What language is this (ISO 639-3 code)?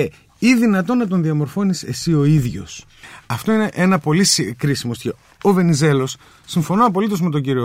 ell